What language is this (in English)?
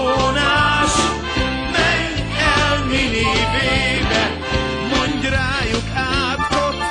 Hungarian